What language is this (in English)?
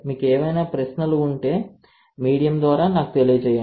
Telugu